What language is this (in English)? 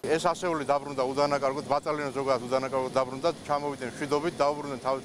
Dutch